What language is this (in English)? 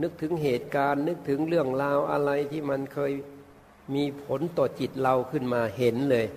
Thai